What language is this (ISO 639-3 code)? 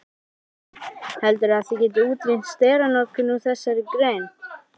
isl